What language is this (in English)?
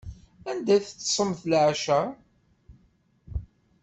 Kabyle